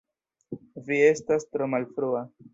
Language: Esperanto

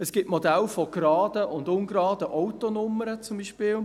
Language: Swiss German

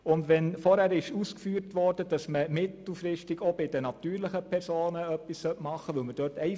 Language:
Swiss German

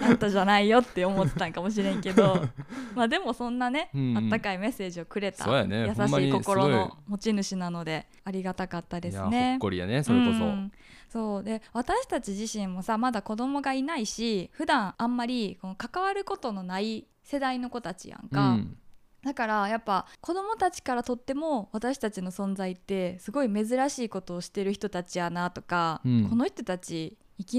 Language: Japanese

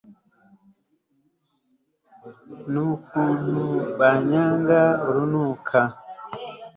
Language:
Kinyarwanda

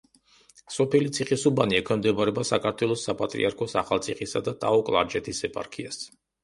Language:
Georgian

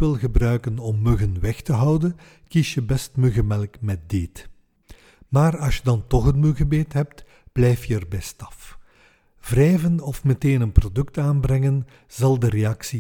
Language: Dutch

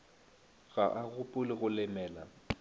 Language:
Northern Sotho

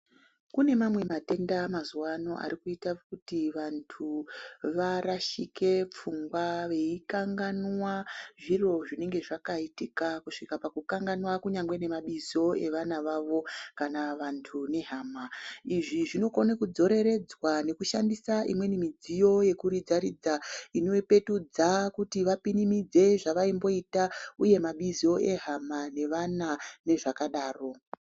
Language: Ndau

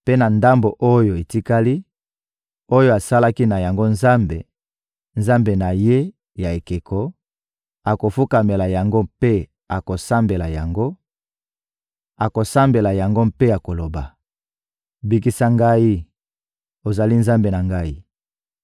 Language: Lingala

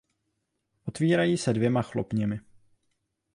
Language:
Czech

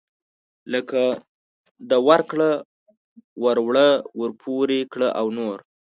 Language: Pashto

